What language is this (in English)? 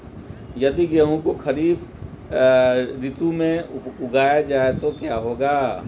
Hindi